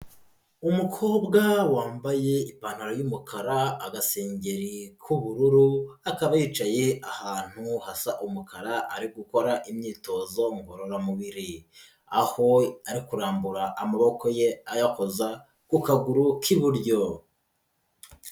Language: Kinyarwanda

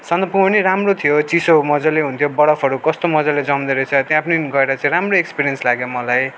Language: Nepali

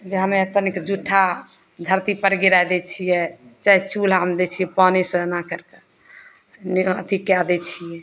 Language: Maithili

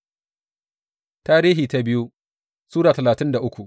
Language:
Hausa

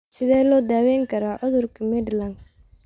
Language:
Somali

